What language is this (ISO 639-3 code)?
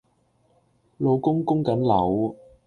yue